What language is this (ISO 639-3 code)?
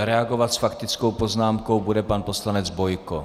ces